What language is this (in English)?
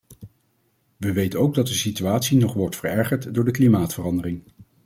Dutch